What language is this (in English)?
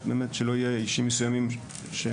Hebrew